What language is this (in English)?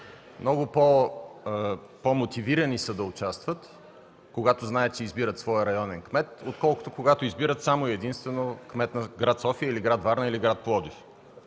Bulgarian